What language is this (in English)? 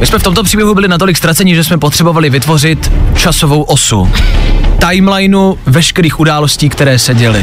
Czech